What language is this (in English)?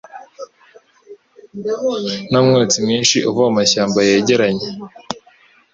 Kinyarwanda